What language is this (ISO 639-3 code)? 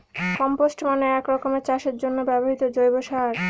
ben